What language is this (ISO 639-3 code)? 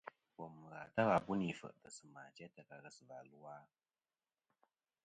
bkm